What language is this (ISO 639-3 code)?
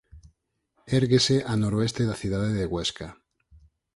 glg